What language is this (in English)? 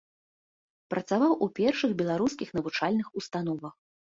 Belarusian